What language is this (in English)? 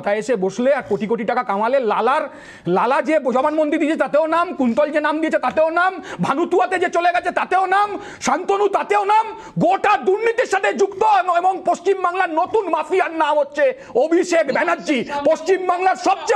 Indonesian